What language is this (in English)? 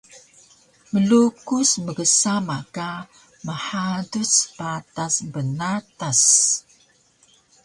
Taroko